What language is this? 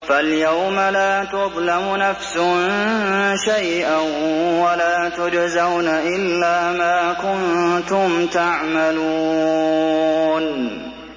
Arabic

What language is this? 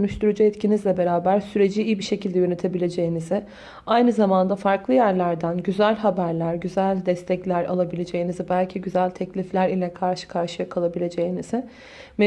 Turkish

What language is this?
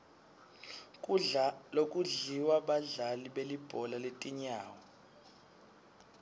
Swati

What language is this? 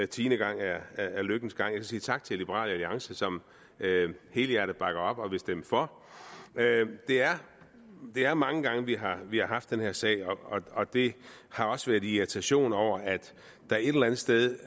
Danish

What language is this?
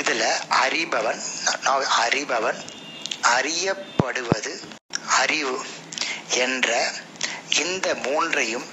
Tamil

